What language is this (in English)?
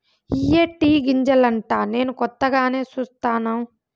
Telugu